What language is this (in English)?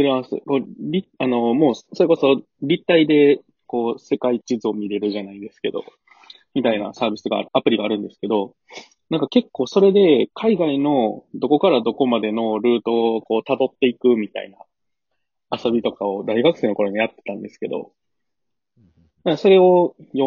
Japanese